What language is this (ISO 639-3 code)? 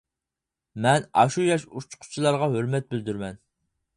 uig